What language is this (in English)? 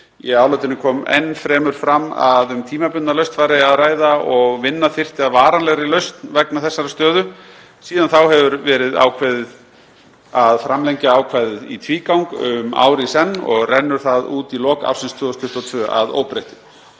Icelandic